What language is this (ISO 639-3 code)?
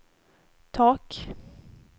swe